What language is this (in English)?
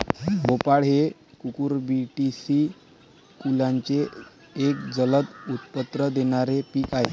Marathi